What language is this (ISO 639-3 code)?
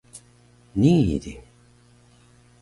trv